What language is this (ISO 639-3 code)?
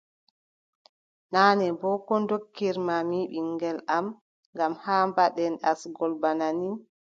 fub